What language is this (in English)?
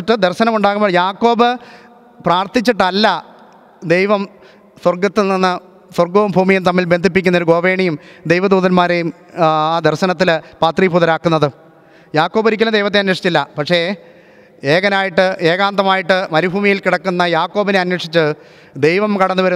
Malayalam